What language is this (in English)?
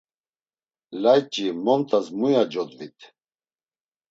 Laz